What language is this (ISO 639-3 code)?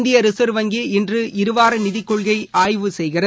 tam